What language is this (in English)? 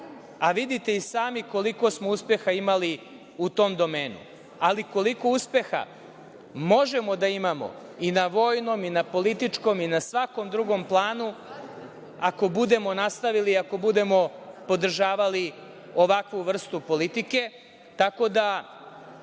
Serbian